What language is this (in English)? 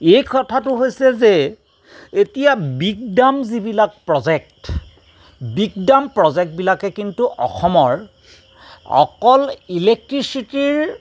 Assamese